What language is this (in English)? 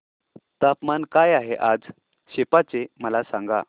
Marathi